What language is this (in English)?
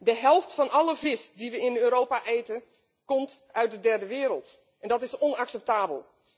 Dutch